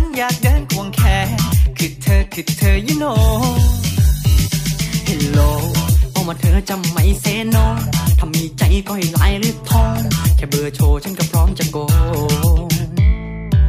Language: Thai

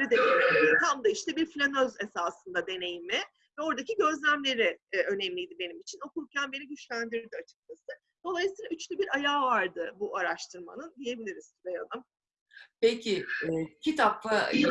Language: Turkish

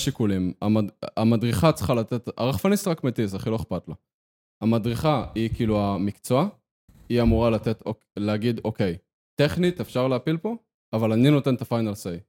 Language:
Hebrew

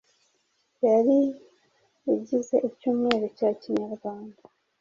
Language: Kinyarwanda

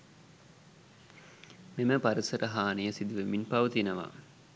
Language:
Sinhala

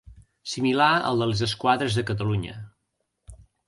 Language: Catalan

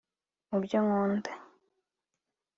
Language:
Kinyarwanda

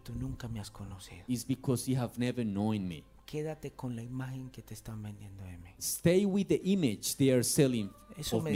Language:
Spanish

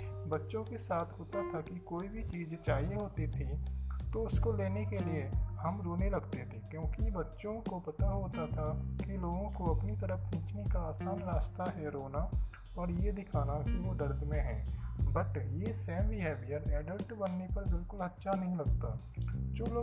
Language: Hindi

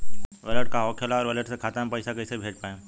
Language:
Bhojpuri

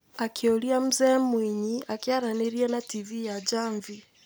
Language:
Kikuyu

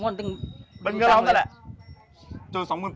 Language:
Thai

